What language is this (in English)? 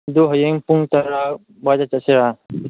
Manipuri